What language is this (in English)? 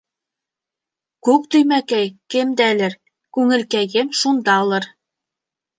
Bashkir